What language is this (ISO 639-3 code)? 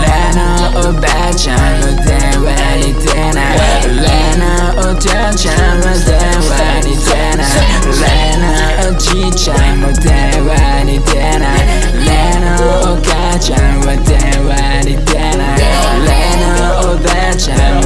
jpn